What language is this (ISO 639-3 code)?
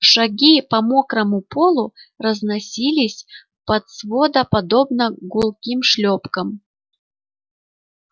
rus